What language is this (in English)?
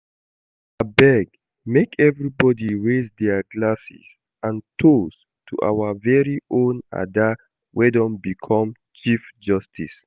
Nigerian Pidgin